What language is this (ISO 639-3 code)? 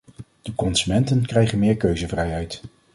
nld